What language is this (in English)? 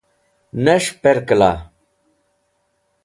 Wakhi